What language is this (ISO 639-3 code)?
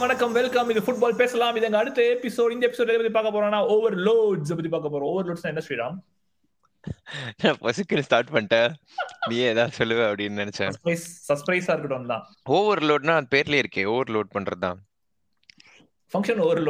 tam